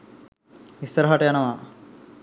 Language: Sinhala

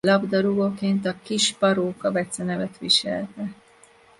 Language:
Hungarian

